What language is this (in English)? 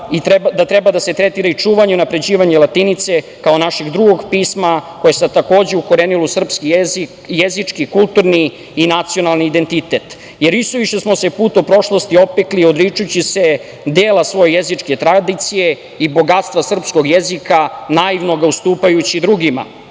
Serbian